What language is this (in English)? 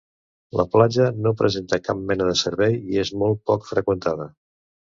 Catalan